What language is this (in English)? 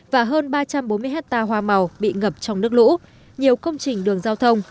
Vietnamese